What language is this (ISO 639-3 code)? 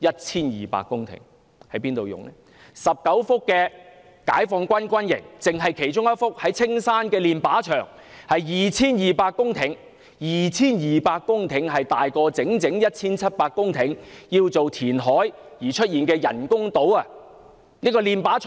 yue